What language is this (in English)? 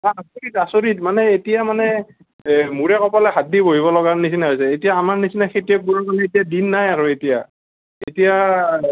Assamese